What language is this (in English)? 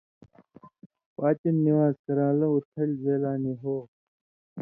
Indus Kohistani